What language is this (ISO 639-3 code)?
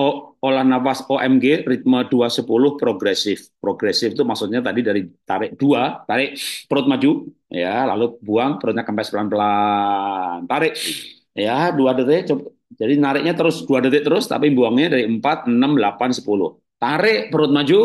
ind